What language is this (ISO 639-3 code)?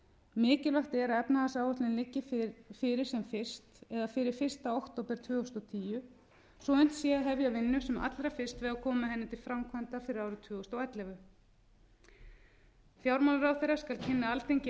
isl